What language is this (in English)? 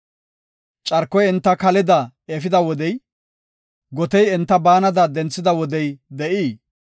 Gofa